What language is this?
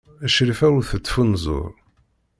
Kabyle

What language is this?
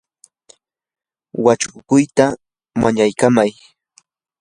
Yanahuanca Pasco Quechua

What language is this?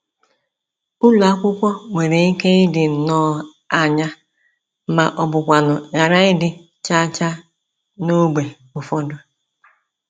Igbo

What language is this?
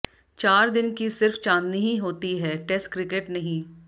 Hindi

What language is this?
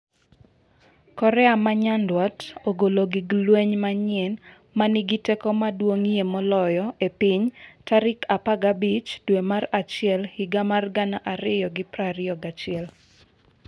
Luo (Kenya and Tanzania)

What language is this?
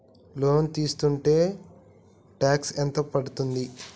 Telugu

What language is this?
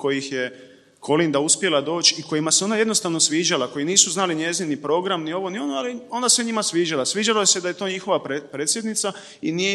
Croatian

